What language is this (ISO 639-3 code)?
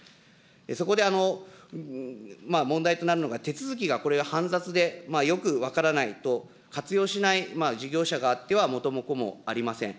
jpn